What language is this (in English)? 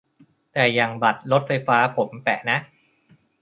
Thai